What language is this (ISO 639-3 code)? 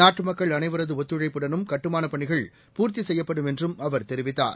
tam